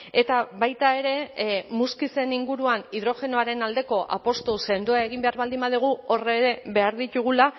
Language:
Basque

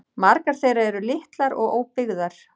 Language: Icelandic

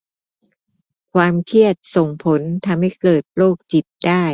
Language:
Thai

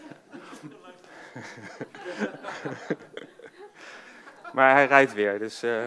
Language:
Dutch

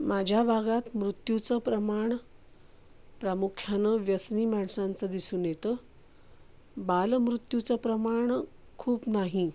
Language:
Marathi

